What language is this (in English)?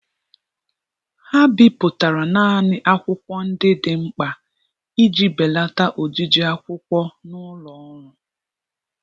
Igbo